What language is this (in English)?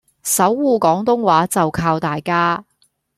Cantonese